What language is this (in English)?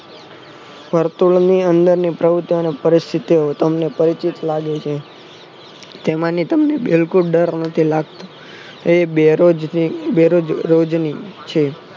Gujarati